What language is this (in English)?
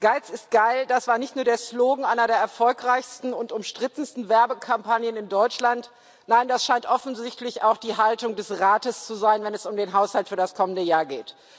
German